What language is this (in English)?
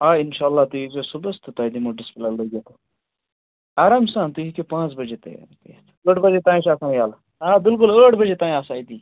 Kashmiri